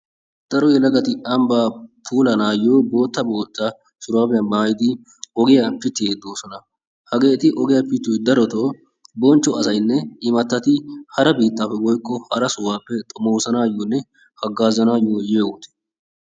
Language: Wolaytta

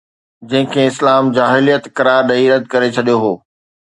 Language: Sindhi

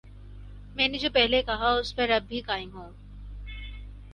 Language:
Urdu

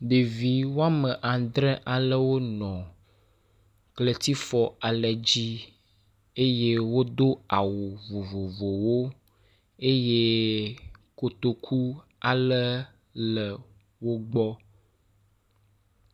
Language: Ewe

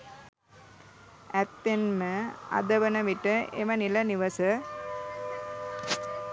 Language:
Sinhala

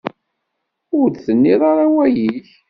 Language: Kabyle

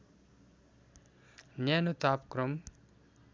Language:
Nepali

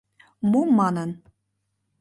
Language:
Mari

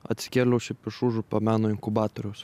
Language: Lithuanian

